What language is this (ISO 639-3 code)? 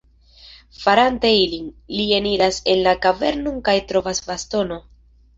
epo